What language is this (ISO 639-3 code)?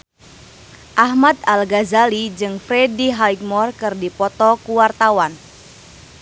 sun